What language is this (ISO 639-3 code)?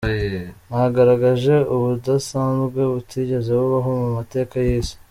kin